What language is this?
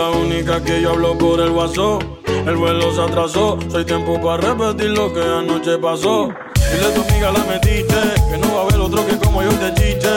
Italian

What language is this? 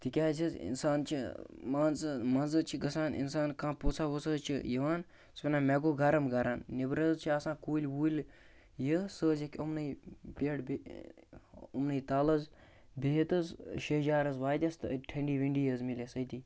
Kashmiri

